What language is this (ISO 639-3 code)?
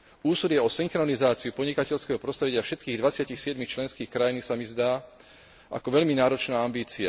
slk